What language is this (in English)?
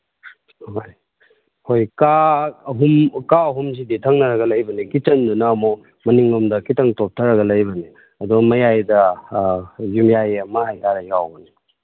Manipuri